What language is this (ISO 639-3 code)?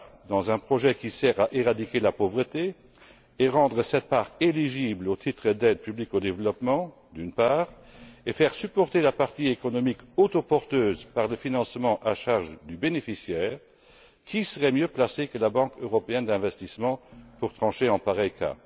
fra